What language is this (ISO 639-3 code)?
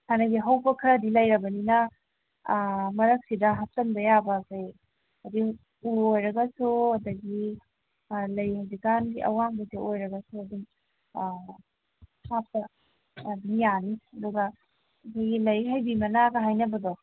mni